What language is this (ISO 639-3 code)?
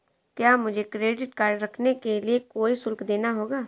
hin